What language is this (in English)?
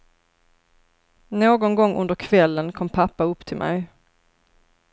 Swedish